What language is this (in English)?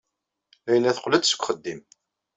Kabyle